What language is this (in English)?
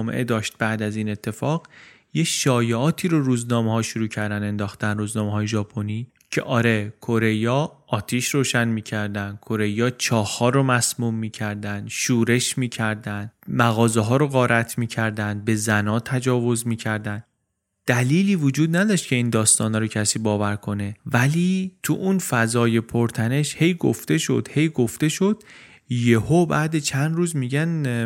Persian